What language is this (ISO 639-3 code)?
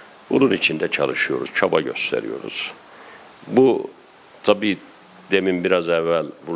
tur